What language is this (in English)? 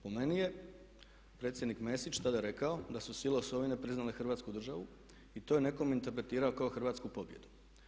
Croatian